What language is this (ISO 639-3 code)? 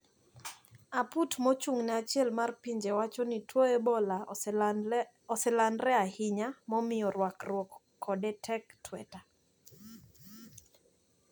luo